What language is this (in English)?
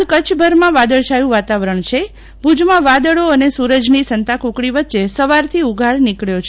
Gujarati